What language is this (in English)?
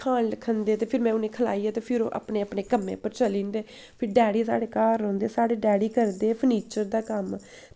Dogri